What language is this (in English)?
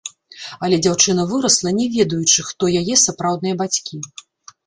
Belarusian